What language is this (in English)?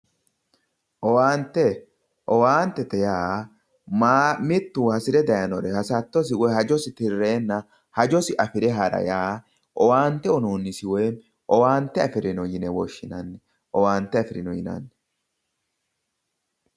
Sidamo